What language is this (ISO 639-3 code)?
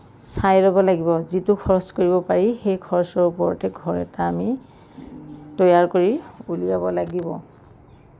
asm